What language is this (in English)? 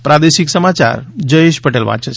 Gujarati